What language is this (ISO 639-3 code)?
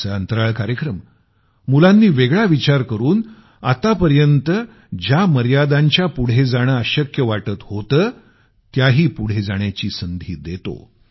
mar